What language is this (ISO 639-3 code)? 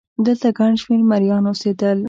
pus